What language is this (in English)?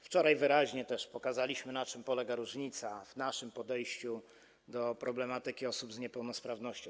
Polish